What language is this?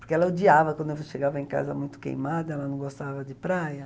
Portuguese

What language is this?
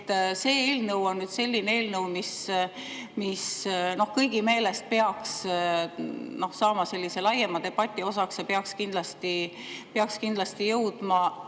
Estonian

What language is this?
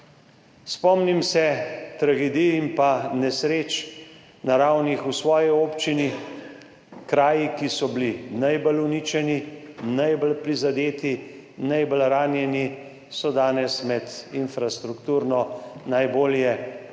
Slovenian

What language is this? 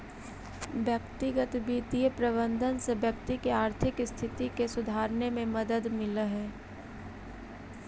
Magahi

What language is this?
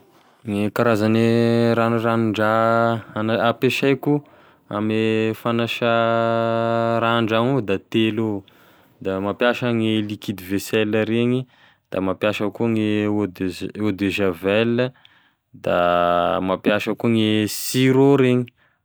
Tesaka Malagasy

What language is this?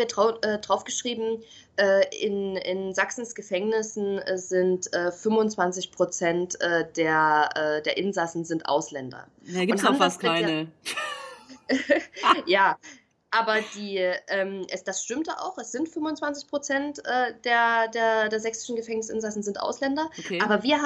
German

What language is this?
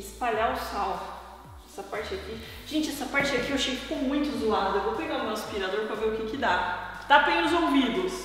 Portuguese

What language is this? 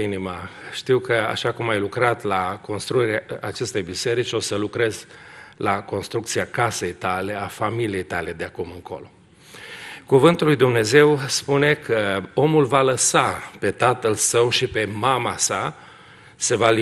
Romanian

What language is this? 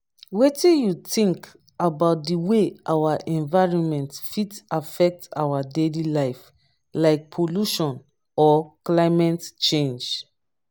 Nigerian Pidgin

